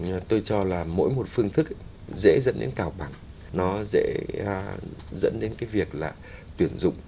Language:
Vietnamese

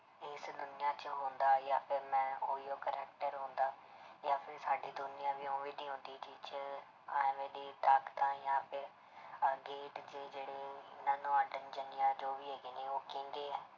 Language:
Punjabi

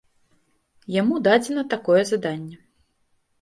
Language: Belarusian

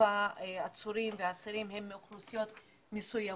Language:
Hebrew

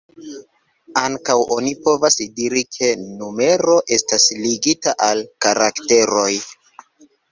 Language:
Esperanto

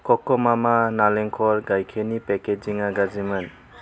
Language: Bodo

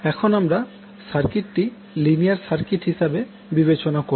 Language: Bangla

